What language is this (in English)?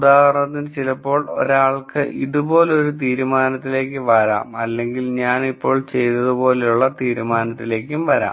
Malayalam